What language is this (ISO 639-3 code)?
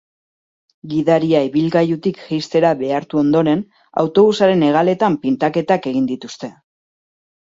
eus